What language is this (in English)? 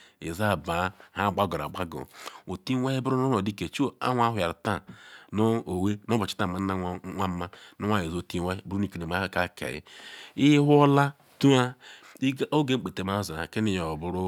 Ikwere